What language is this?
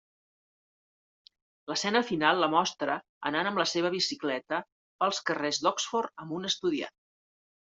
Catalan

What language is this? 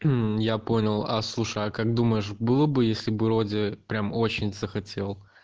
Russian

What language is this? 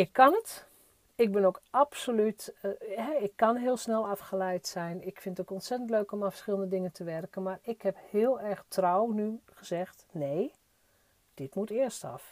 Dutch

